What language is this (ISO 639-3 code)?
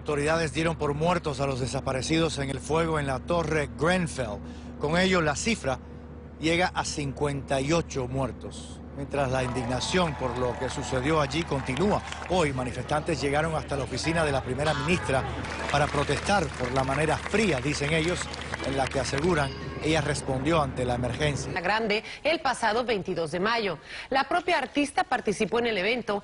spa